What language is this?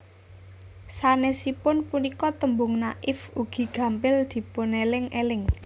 Javanese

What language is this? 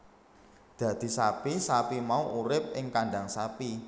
Javanese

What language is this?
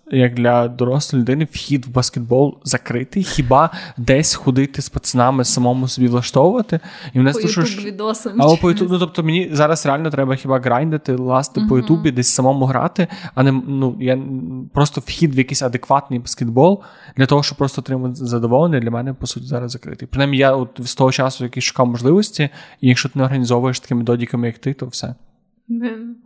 Ukrainian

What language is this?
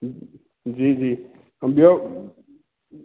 Sindhi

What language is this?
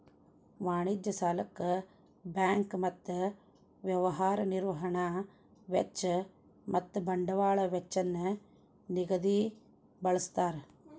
Kannada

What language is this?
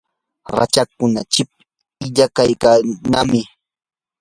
Yanahuanca Pasco Quechua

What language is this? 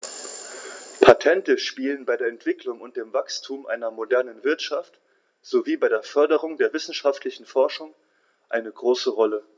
German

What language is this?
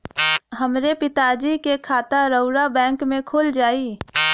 Bhojpuri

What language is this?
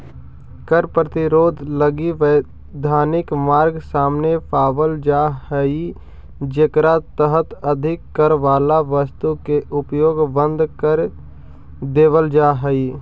Magahi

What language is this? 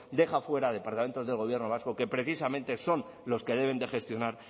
Spanish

